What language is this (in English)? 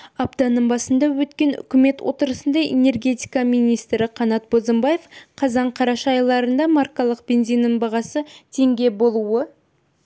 Kazakh